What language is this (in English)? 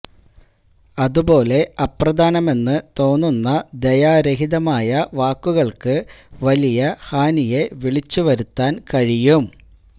Malayalam